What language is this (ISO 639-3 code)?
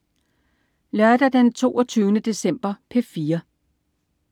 dan